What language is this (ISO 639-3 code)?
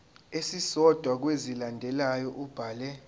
zul